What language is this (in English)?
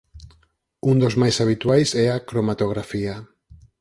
Galician